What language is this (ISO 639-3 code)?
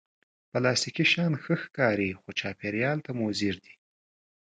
pus